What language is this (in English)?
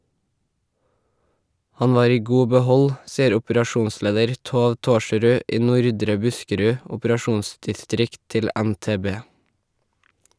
Norwegian